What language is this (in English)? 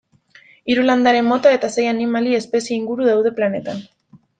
Basque